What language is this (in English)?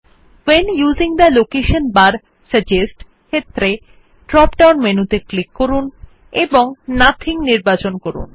Bangla